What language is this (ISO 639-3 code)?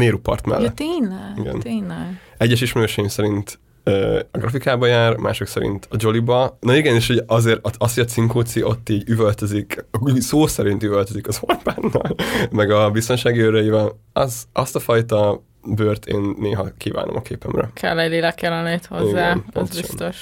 hun